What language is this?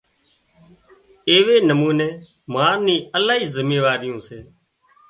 Wadiyara Koli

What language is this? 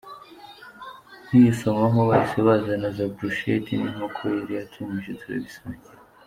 Kinyarwanda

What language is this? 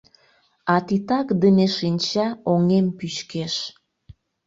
Mari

